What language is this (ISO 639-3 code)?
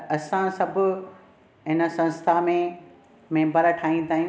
snd